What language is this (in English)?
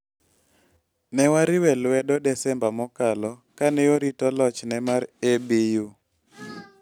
Luo (Kenya and Tanzania)